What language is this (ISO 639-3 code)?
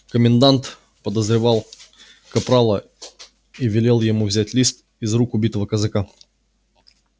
rus